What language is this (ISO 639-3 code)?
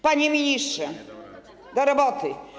pol